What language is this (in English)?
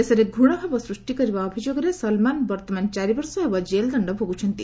Odia